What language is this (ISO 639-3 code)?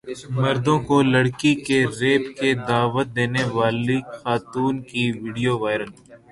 urd